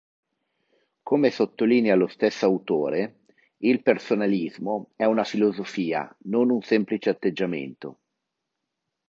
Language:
Italian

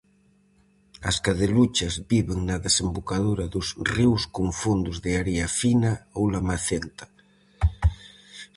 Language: Galician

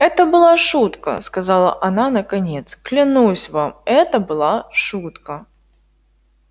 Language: Russian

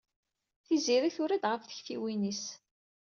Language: Kabyle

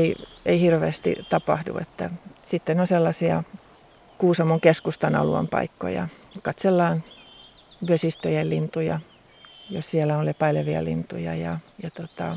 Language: Finnish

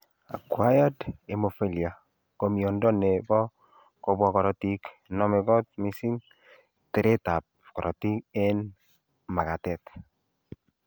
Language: Kalenjin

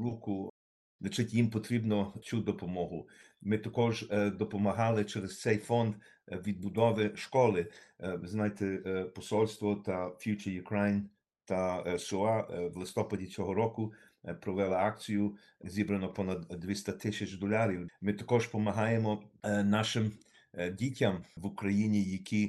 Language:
Ukrainian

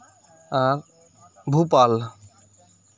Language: Santali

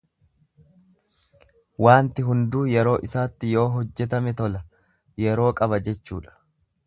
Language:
Oromo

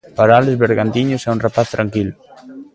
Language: Galician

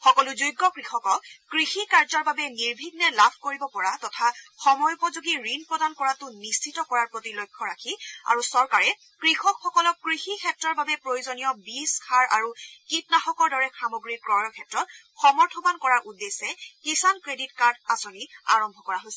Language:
Assamese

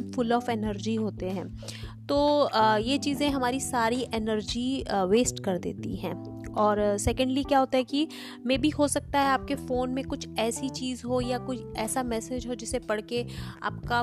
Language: Hindi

